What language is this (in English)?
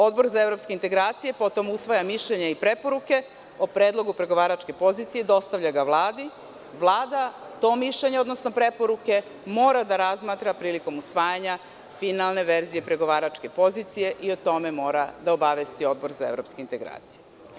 Serbian